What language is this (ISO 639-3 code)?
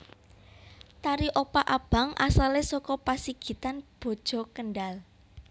jav